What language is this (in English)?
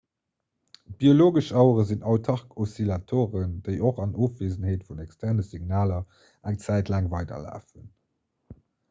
Luxembourgish